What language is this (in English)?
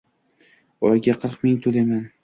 Uzbek